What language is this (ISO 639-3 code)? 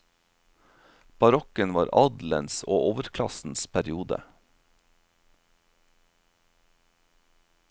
nor